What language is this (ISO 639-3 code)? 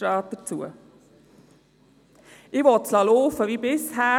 gsw